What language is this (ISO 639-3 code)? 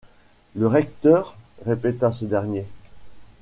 fra